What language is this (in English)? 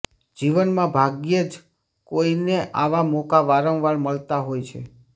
Gujarati